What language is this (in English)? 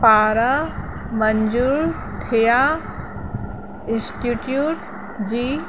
Sindhi